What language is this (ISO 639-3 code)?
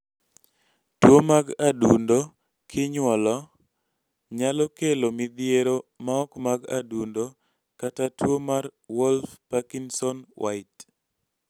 luo